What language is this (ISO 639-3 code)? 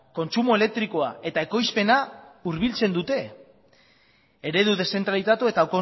eus